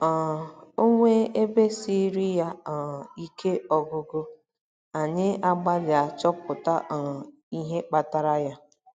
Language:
Igbo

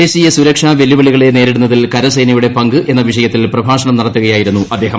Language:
Malayalam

